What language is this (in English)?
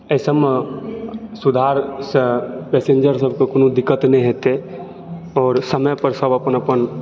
Maithili